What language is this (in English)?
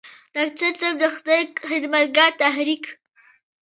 Pashto